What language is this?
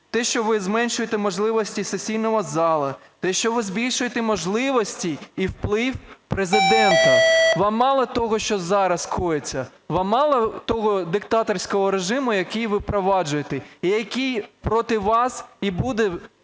Ukrainian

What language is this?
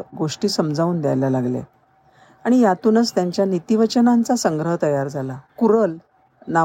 Marathi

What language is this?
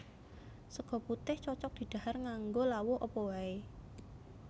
Javanese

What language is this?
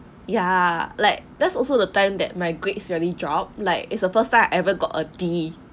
English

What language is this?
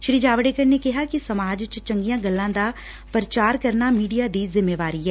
Punjabi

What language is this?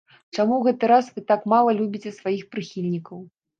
Belarusian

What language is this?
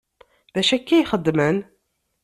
Kabyle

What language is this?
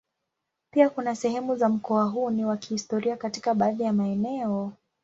Swahili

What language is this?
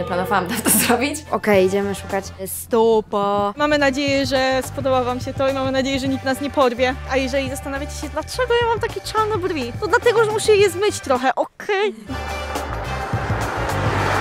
Polish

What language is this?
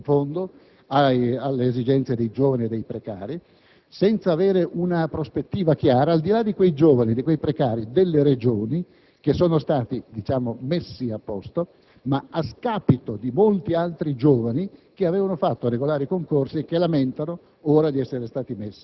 Italian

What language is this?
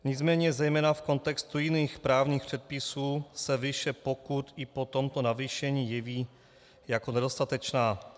Czech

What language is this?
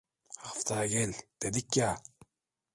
Turkish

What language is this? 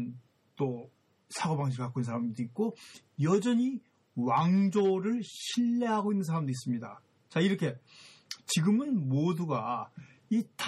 Korean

